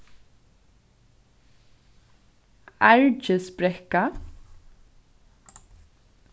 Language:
Faroese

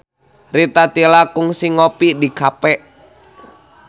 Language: Sundanese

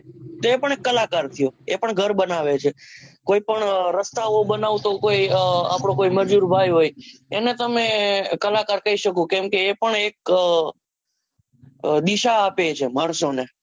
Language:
Gujarati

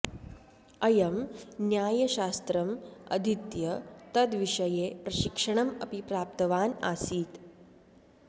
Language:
Sanskrit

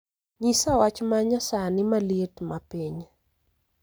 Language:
Luo (Kenya and Tanzania)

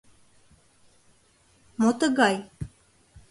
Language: Mari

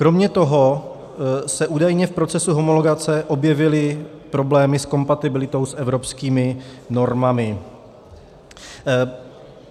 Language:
Czech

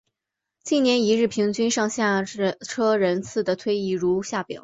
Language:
Chinese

